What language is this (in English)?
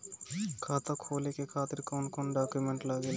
Bhojpuri